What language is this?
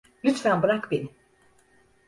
Turkish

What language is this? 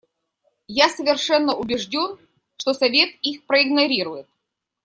Russian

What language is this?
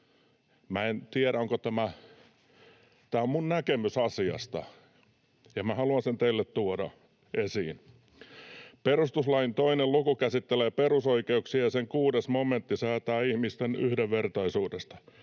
Finnish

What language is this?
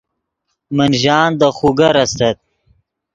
Yidgha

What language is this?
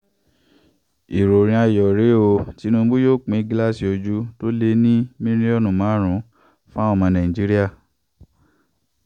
Yoruba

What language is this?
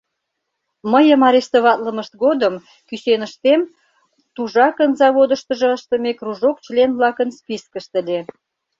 Mari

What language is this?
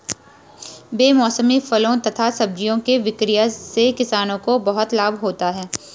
Hindi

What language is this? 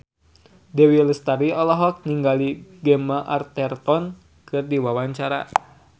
Sundanese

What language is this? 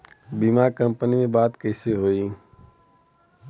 Bhojpuri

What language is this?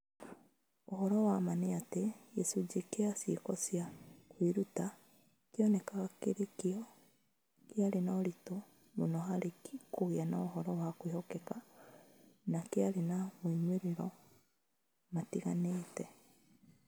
Kikuyu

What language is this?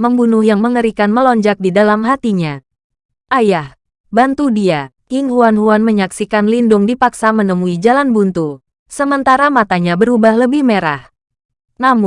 Indonesian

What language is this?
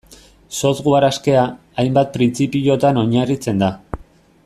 Basque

